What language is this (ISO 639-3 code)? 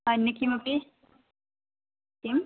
san